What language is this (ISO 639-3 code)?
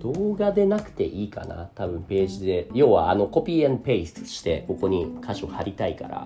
jpn